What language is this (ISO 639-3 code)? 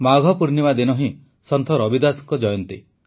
ori